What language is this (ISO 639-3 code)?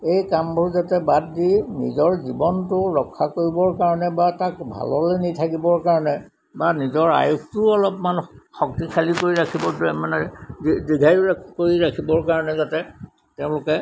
asm